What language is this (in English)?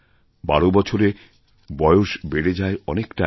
Bangla